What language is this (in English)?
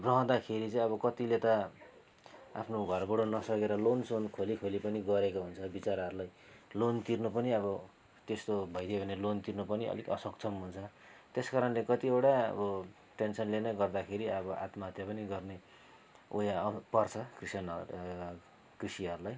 Nepali